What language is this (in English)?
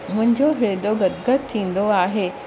Sindhi